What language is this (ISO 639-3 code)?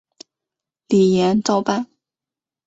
zho